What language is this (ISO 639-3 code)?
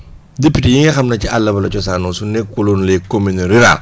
wol